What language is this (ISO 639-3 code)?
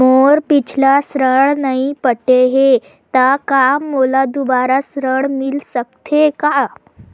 hne